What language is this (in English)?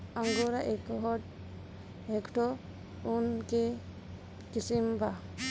Bhojpuri